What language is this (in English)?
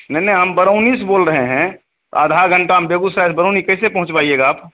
Hindi